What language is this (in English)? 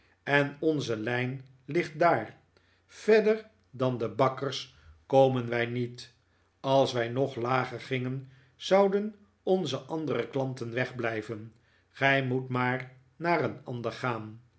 Dutch